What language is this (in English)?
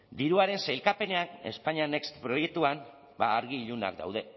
Basque